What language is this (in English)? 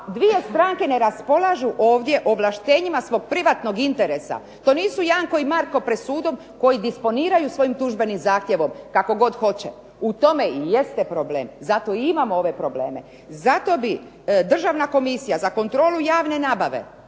Croatian